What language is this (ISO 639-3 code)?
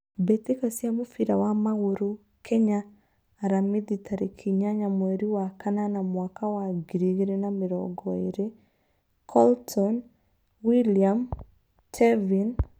kik